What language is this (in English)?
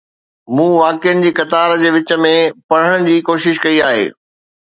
Sindhi